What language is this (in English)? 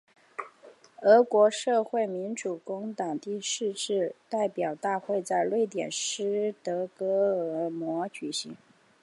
Chinese